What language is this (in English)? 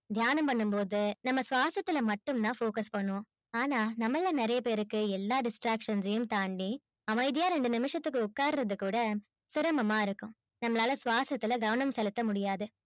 Tamil